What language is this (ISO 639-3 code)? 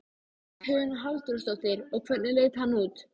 isl